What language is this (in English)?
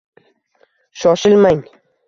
Uzbek